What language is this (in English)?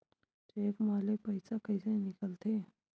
Chhattisgarhi